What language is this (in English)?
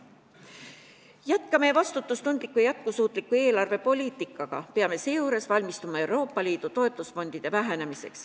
Estonian